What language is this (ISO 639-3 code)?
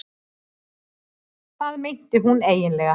isl